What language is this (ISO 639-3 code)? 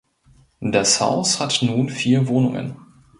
deu